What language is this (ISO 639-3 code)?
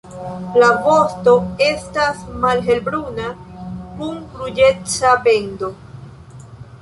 epo